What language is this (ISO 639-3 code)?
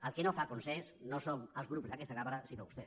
cat